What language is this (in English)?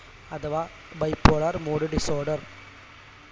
Malayalam